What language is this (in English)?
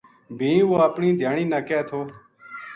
Gujari